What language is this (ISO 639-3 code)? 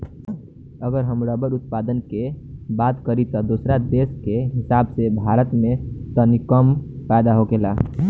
bho